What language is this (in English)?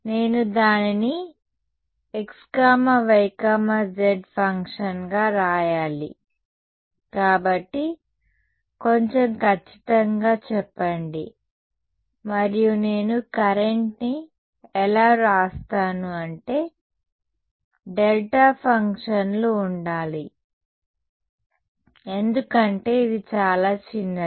Telugu